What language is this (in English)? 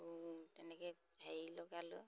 Assamese